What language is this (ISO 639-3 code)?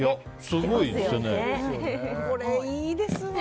jpn